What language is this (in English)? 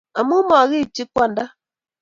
Kalenjin